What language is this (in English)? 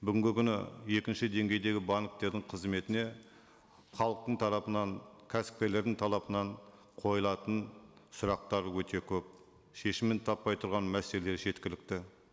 Kazakh